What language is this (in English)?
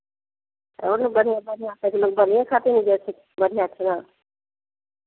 Maithili